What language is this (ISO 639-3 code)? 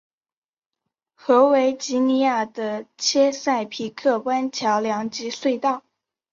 zho